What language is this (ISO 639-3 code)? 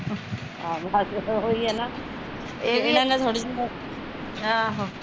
pan